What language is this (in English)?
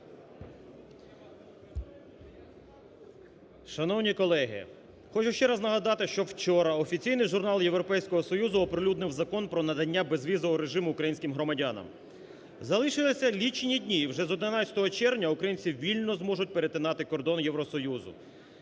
Ukrainian